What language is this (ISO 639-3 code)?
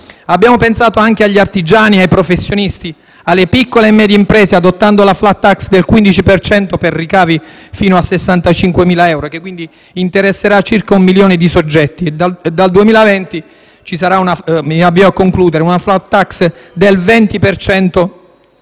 ita